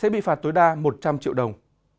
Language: Vietnamese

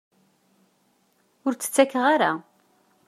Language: Kabyle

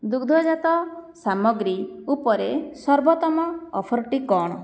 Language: Odia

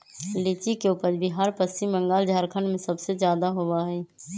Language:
Magahi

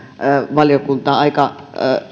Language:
Finnish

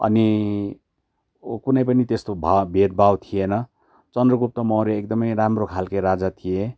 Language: Nepali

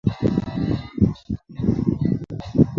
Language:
Chinese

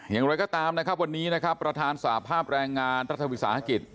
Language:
Thai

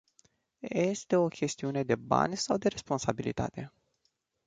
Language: Romanian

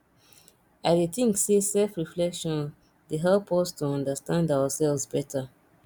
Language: Nigerian Pidgin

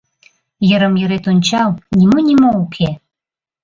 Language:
Mari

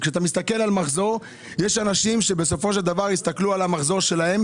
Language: Hebrew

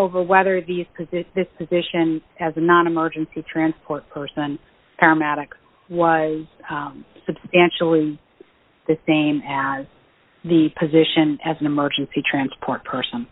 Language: English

